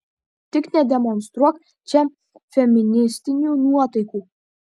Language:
Lithuanian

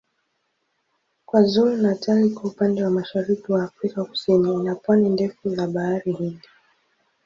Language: Swahili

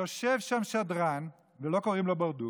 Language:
Hebrew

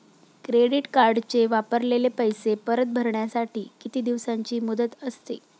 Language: Marathi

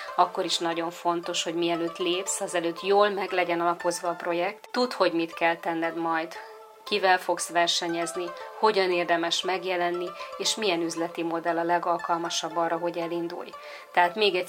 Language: Hungarian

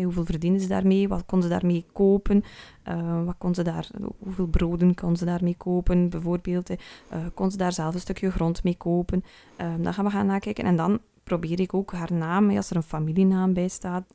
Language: Dutch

